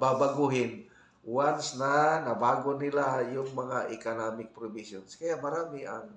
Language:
Filipino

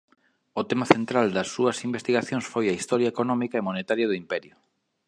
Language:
Galician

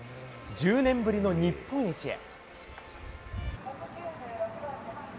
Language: Japanese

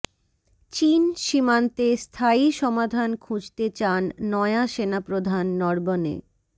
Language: Bangla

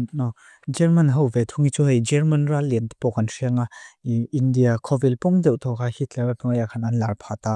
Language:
Mizo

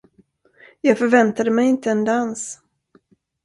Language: Swedish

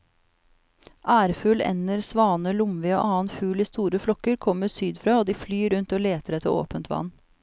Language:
Norwegian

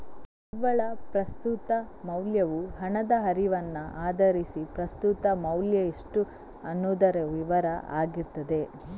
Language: Kannada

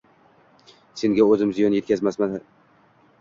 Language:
Uzbek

